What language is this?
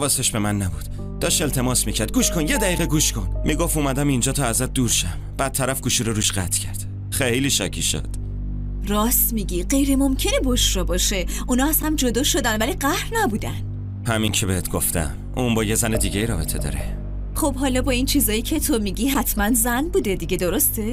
Persian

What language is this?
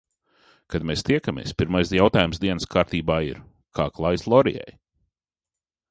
Latvian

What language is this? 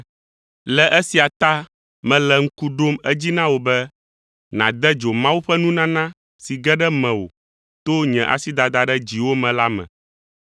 Ewe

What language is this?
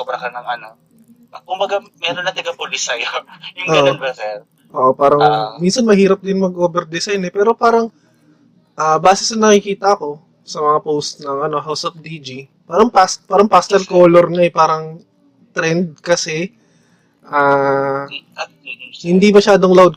Filipino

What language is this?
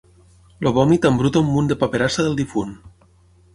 Catalan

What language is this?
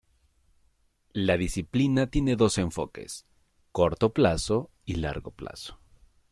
Spanish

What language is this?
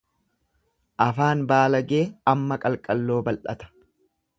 Oromo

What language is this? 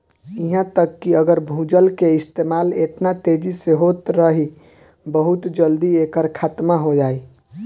Bhojpuri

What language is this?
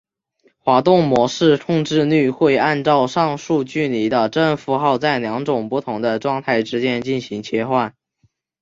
Chinese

